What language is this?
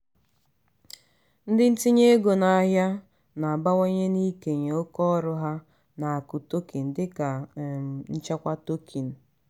Igbo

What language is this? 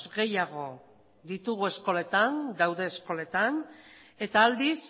Basque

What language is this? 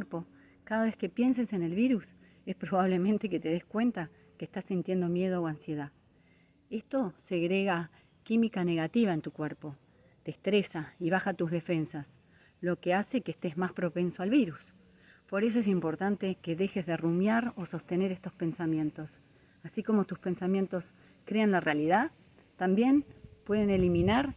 Spanish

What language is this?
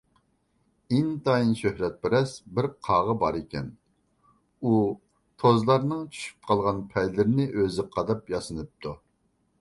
Uyghur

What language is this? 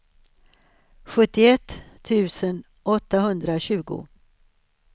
Swedish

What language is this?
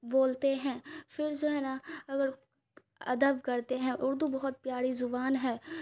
Urdu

